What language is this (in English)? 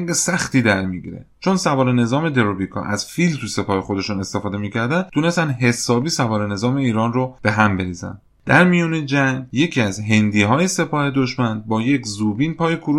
Persian